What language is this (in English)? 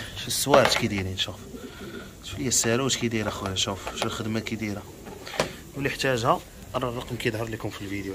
Arabic